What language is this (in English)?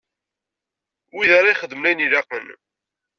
Kabyle